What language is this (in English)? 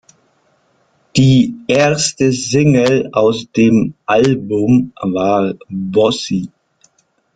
German